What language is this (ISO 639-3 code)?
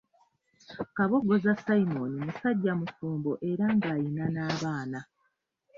lug